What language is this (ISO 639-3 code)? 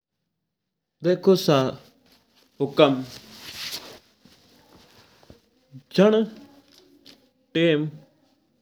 mtr